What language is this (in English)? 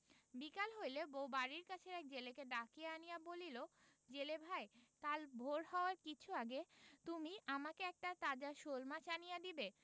Bangla